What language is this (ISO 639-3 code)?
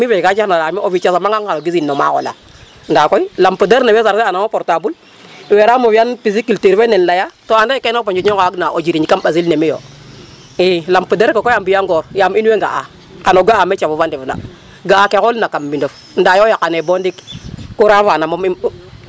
srr